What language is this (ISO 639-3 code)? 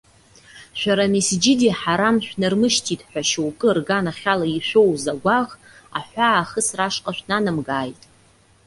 abk